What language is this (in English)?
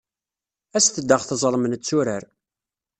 Kabyle